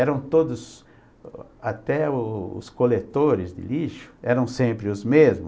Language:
Portuguese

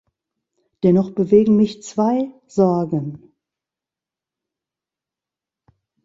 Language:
German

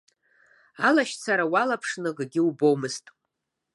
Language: Abkhazian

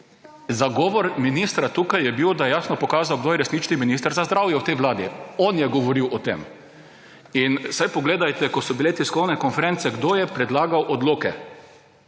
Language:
Slovenian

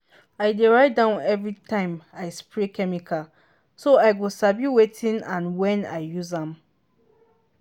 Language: Nigerian Pidgin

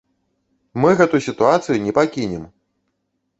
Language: Belarusian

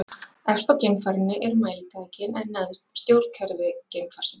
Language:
Icelandic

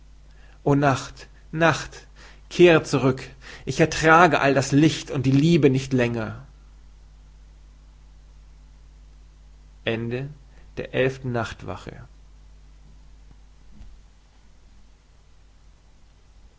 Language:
German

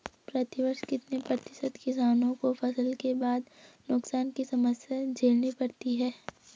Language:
Hindi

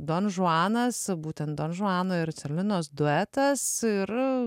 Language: Lithuanian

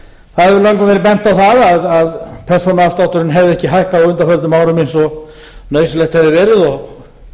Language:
Icelandic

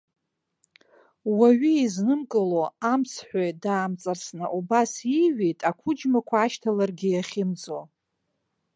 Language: Abkhazian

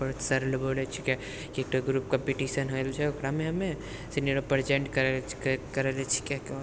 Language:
Maithili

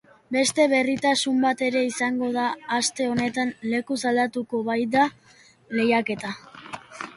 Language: Basque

